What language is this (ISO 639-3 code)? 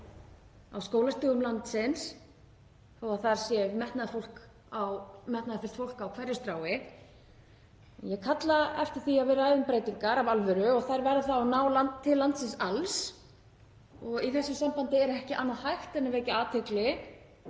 isl